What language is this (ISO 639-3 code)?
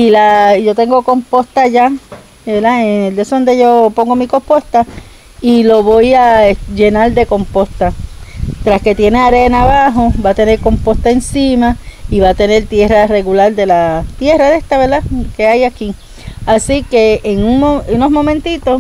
spa